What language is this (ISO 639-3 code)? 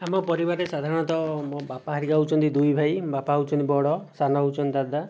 ori